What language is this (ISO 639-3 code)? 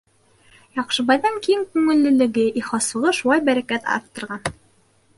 bak